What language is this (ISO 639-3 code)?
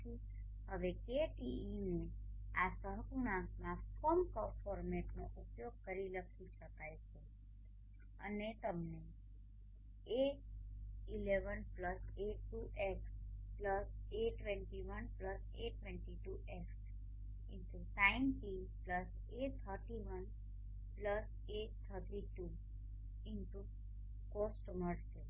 guj